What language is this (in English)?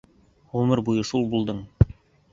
Bashkir